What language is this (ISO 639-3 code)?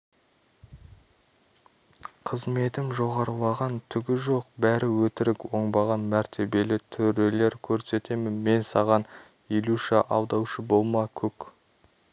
kaz